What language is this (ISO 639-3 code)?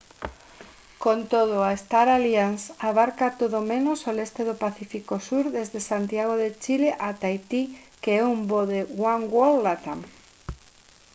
glg